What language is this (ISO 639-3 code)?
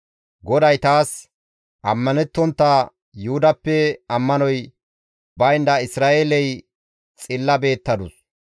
gmv